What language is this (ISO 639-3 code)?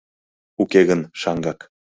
chm